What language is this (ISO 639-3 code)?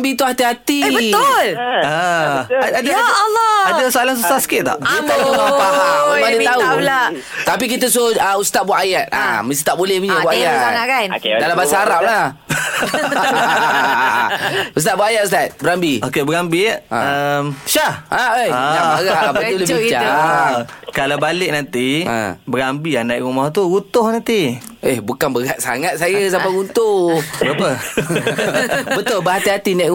msa